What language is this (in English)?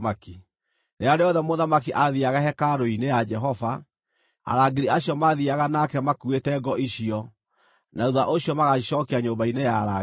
Kikuyu